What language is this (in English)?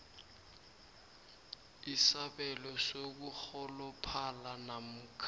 South Ndebele